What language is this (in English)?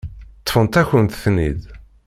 Kabyle